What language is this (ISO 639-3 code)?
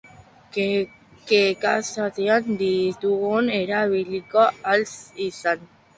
eus